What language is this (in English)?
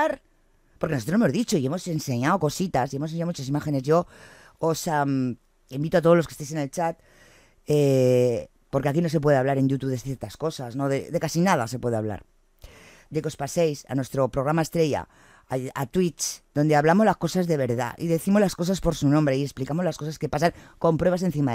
Spanish